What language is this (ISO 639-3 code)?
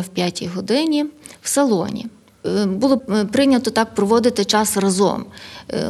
ukr